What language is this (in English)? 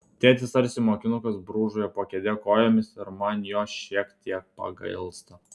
Lithuanian